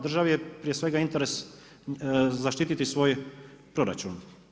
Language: Croatian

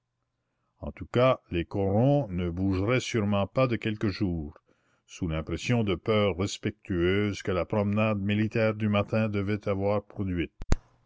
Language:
French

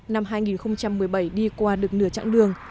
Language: Vietnamese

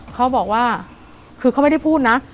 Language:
Thai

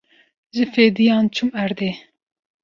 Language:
Kurdish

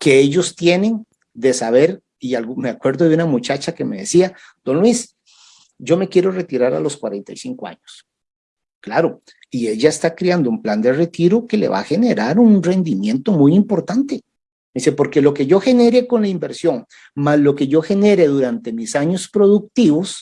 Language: Spanish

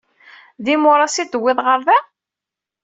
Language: Kabyle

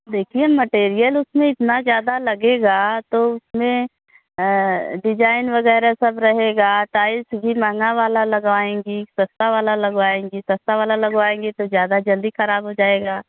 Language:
Hindi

